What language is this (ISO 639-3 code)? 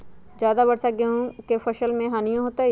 mag